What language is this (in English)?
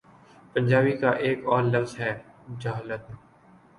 Urdu